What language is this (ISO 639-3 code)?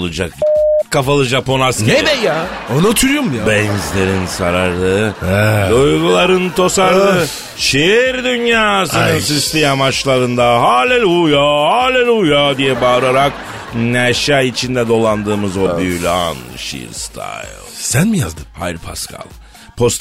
tur